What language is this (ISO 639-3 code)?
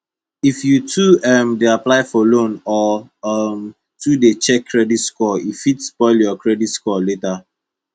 pcm